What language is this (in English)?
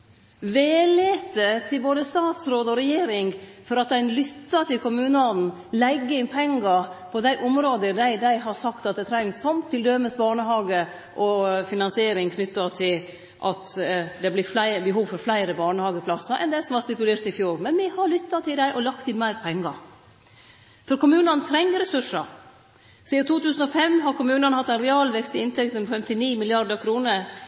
Norwegian Nynorsk